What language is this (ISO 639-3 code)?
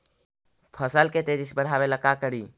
mag